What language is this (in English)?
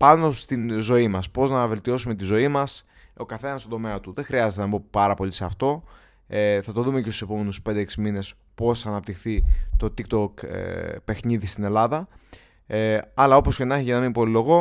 Greek